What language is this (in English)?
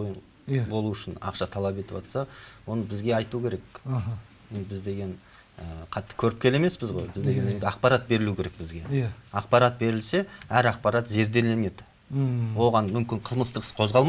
Turkish